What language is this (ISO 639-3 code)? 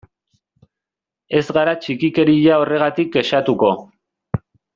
eus